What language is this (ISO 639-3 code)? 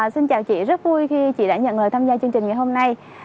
vie